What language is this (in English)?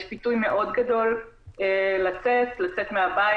Hebrew